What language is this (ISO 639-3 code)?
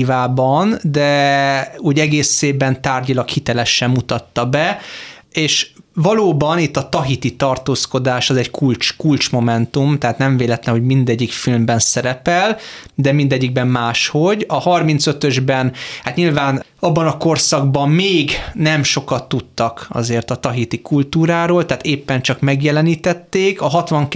hun